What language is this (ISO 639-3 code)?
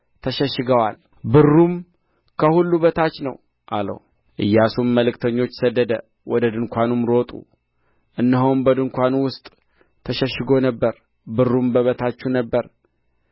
amh